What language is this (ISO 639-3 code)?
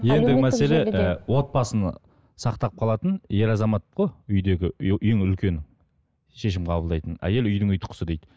kaz